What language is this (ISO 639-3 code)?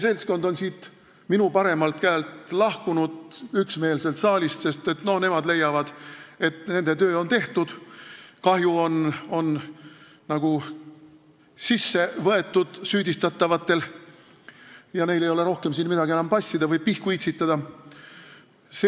est